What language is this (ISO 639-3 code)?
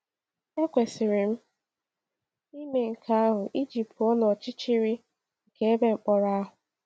ibo